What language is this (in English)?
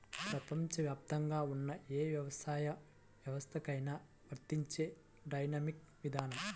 Telugu